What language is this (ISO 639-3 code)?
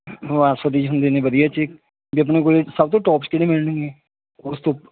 pan